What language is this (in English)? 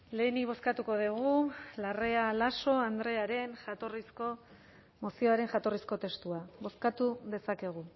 Basque